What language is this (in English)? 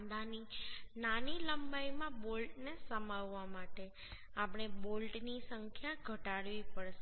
Gujarati